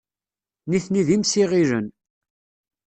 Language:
Kabyle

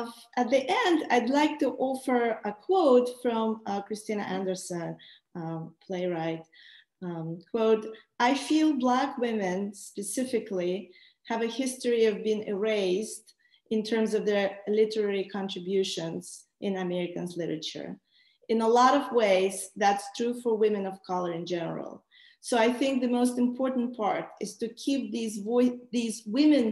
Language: English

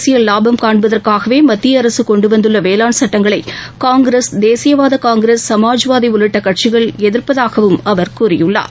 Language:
Tamil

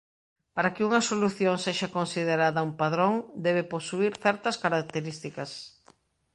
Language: Galician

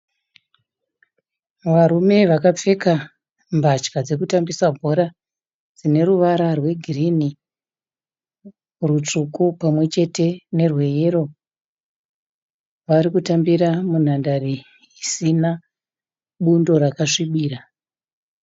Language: Shona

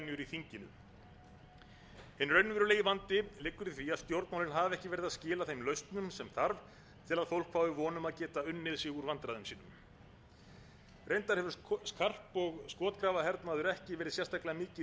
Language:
Icelandic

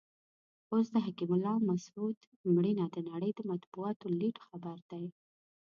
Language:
Pashto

